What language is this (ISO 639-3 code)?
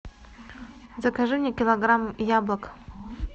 rus